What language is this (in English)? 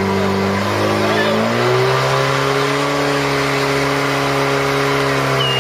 Czech